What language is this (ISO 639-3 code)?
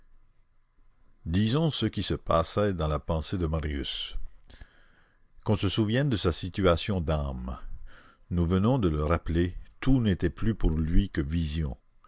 fra